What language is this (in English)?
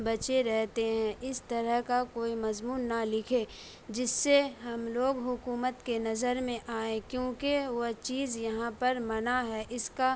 Urdu